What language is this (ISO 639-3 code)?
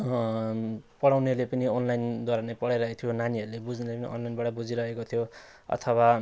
nep